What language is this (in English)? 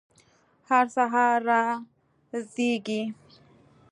Pashto